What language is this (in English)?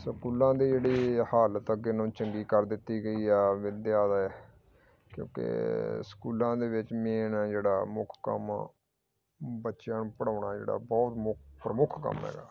Punjabi